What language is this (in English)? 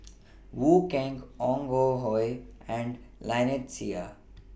English